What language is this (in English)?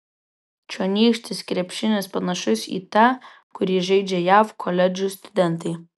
Lithuanian